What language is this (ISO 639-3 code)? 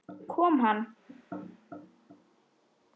isl